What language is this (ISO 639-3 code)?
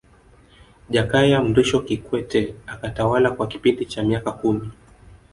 swa